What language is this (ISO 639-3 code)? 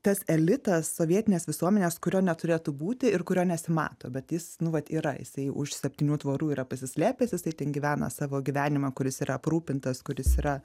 lit